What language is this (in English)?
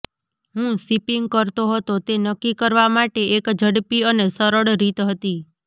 Gujarati